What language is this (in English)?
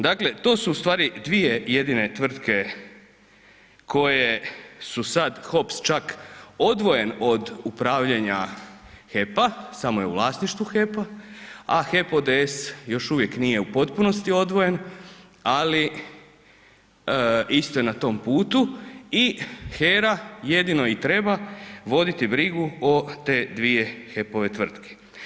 Croatian